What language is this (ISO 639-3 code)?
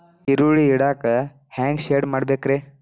kan